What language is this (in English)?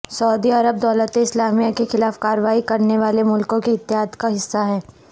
Urdu